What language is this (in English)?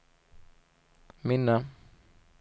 Swedish